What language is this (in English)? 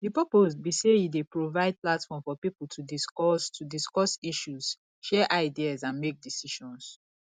Nigerian Pidgin